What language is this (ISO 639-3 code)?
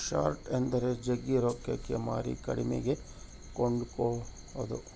kan